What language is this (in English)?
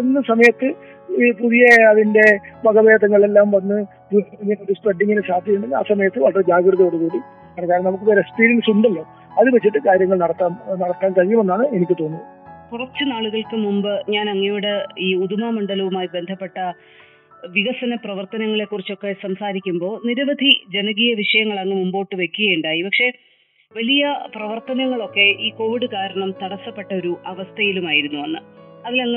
Malayalam